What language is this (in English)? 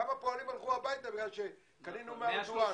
Hebrew